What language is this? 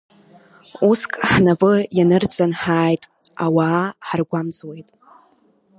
Abkhazian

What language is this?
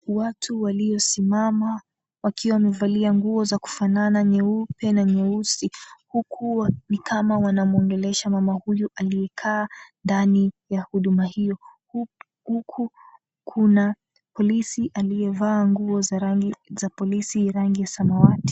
Swahili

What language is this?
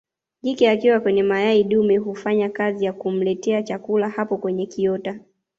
Swahili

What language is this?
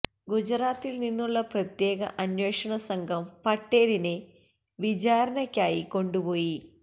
Malayalam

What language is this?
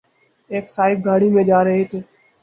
Urdu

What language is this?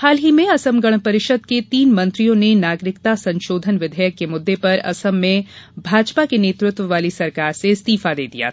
Hindi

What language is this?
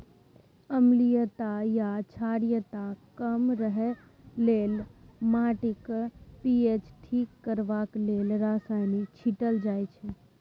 Maithili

